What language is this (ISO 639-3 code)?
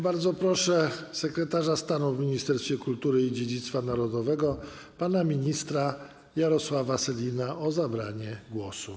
pol